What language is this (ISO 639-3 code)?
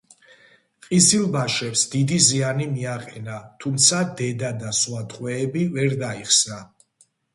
kat